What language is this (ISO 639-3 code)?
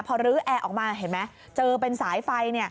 tha